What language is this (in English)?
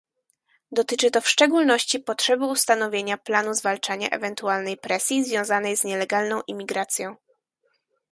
Polish